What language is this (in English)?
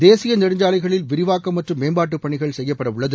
Tamil